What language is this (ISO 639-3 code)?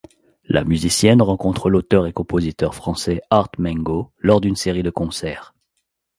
fra